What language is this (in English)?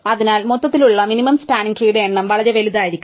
Malayalam